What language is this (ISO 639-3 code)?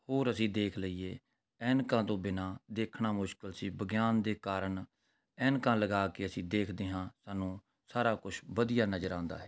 pan